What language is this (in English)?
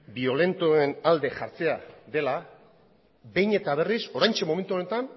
Basque